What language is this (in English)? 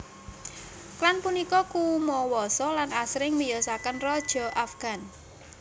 Javanese